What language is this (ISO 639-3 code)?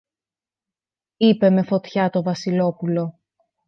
ell